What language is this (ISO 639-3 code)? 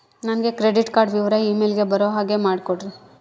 kan